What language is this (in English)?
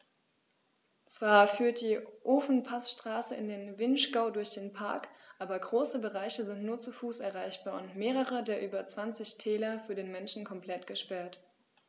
German